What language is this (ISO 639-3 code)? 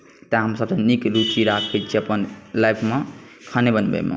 mai